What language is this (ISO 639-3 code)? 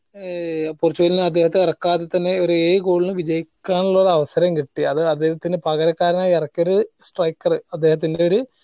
mal